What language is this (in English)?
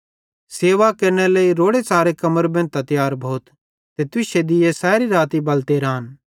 Bhadrawahi